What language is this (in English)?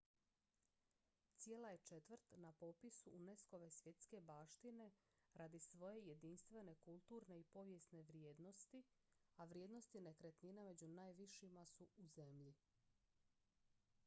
Croatian